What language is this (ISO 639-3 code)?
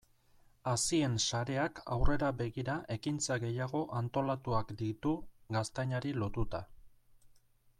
eus